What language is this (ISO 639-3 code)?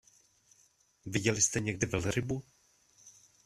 ces